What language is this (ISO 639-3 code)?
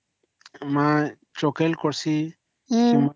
ori